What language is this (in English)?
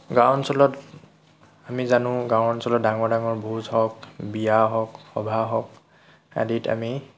Assamese